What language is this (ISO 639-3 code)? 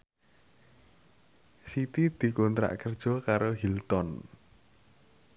jav